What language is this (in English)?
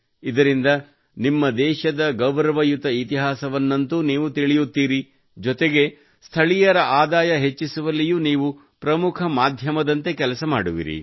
Kannada